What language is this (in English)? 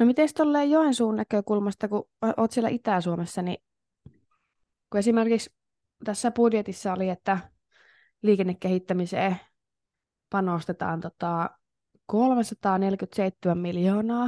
Finnish